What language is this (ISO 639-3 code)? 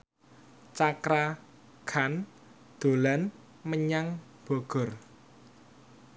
jav